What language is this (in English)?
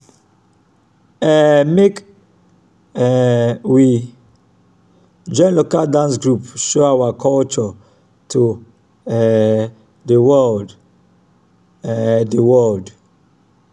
Nigerian Pidgin